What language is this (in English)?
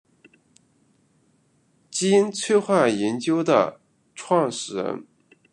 Chinese